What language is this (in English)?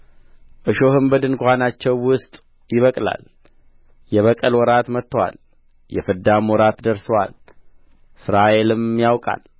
Amharic